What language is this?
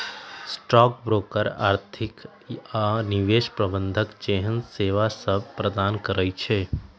Magahi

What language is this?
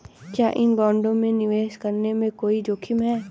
Hindi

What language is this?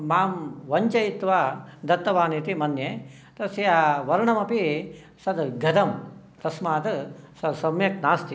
Sanskrit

